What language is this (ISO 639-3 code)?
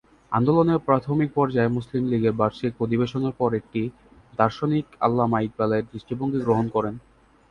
ben